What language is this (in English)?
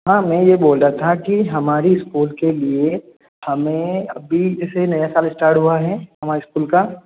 Hindi